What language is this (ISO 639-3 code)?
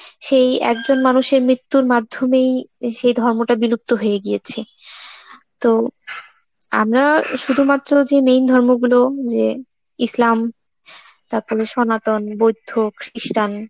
ben